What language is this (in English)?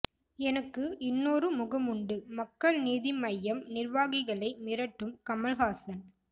Tamil